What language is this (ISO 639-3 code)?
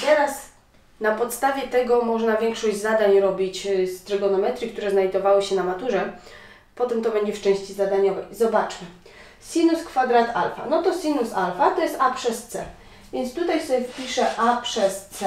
pol